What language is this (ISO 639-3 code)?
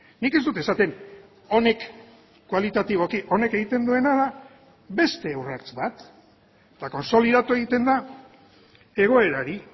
eus